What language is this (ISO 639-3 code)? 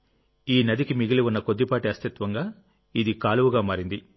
tel